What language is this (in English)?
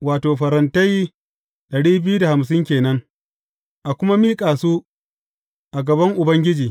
Hausa